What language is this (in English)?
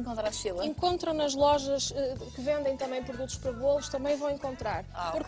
Portuguese